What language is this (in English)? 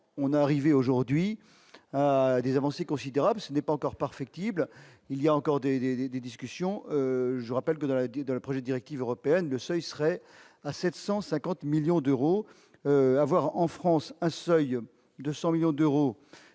French